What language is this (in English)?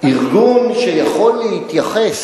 Hebrew